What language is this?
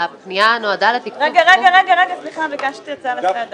Hebrew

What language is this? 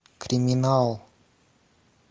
Russian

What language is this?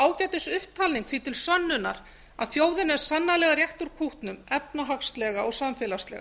Icelandic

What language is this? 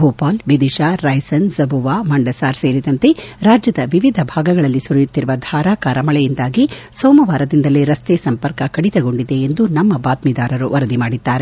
Kannada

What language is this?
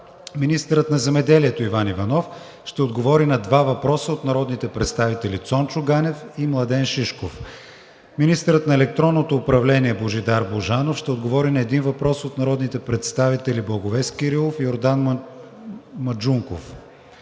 Bulgarian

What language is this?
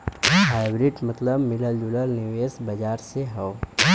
Bhojpuri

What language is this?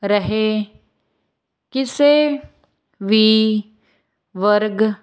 Punjabi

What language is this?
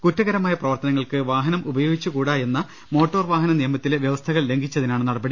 Malayalam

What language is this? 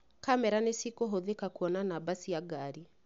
Kikuyu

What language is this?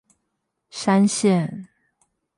Chinese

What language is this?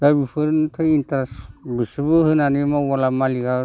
Bodo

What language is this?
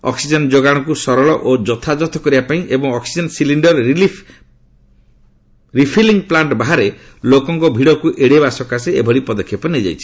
Odia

